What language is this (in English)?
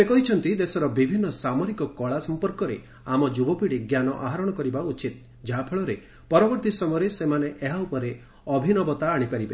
Odia